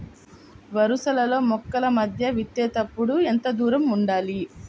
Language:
Telugu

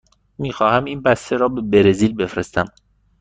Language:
Persian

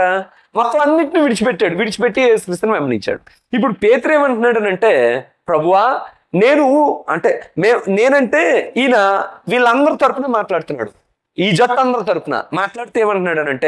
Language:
Telugu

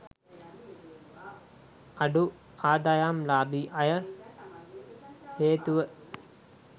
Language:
Sinhala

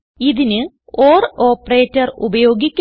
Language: Malayalam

